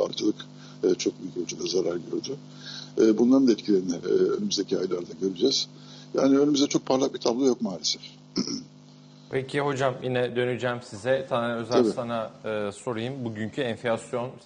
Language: Turkish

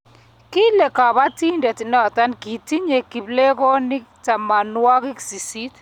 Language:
Kalenjin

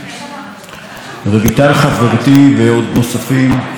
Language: Hebrew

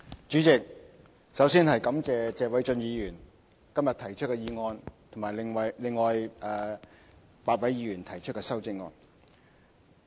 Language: Cantonese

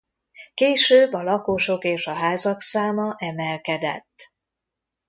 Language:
Hungarian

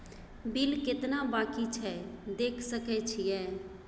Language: Maithili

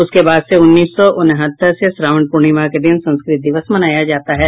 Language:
Hindi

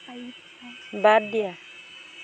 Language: Assamese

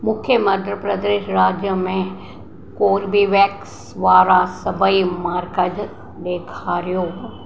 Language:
Sindhi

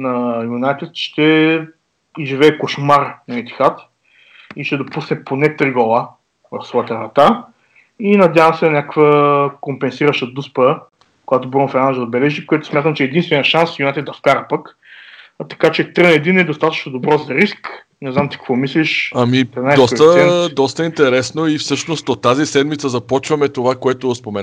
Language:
Bulgarian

